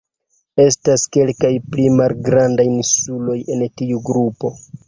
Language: Esperanto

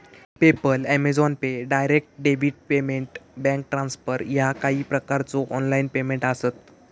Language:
Marathi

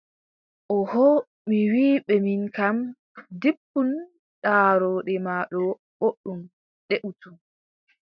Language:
Adamawa Fulfulde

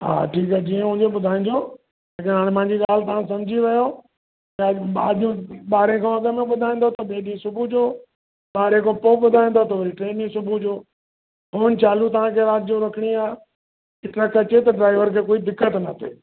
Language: Sindhi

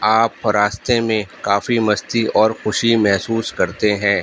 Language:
Urdu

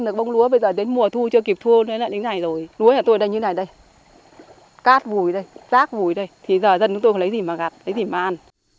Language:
Vietnamese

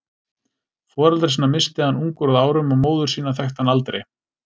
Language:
Icelandic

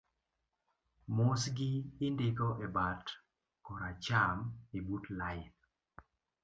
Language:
Luo (Kenya and Tanzania)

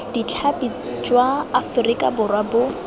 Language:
Tswana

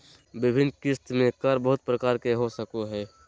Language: Magahi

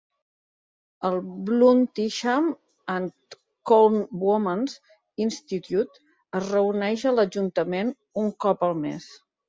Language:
Catalan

